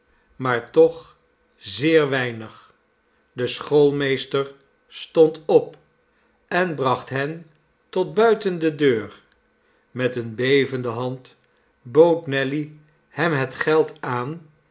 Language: Dutch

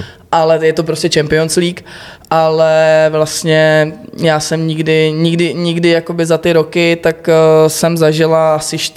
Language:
Czech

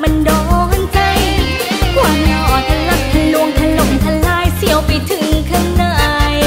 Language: Thai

